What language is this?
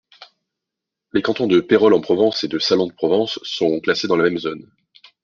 French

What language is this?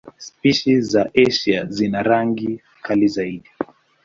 Swahili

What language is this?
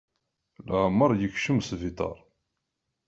Kabyle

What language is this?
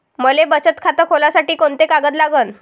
Marathi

